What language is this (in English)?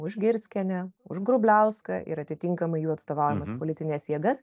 Lithuanian